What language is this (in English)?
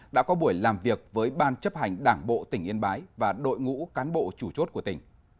Vietnamese